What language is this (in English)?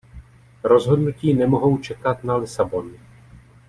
Czech